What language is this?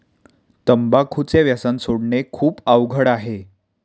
Marathi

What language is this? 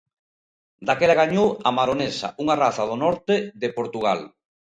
Galician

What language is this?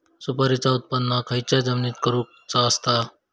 Marathi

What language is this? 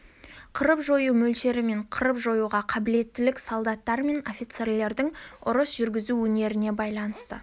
Kazakh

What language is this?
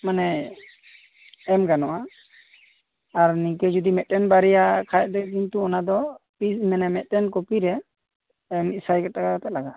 Santali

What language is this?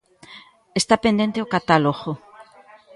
Galician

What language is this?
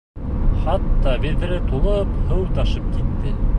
Bashkir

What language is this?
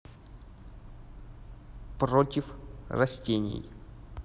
Russian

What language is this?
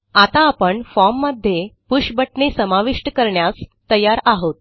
Marathi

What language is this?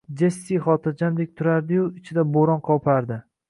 Uzbek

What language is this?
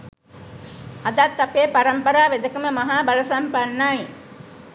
Sinhala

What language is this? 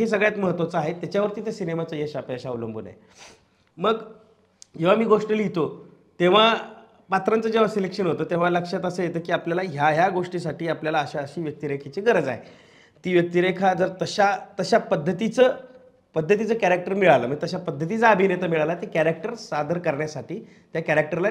Marathi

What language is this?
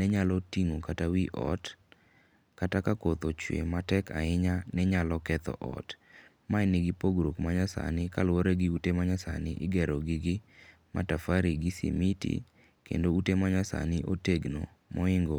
Luo (Kenya and Tanzania)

